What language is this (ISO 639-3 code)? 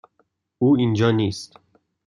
fas